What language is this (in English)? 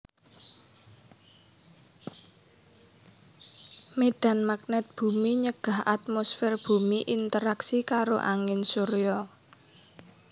Javanese